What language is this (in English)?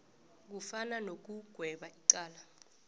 South Ndebele